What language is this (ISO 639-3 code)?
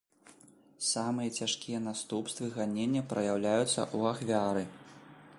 bel